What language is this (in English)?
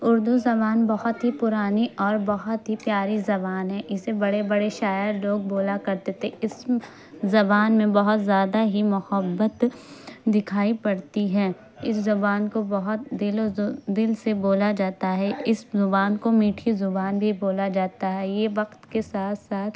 Urdu